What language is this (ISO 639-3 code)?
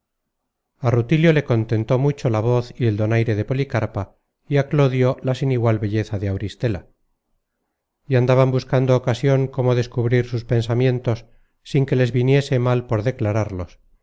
spa